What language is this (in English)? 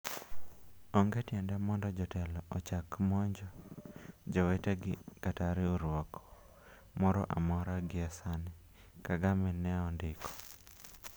Luo (Kenya and Tanzania)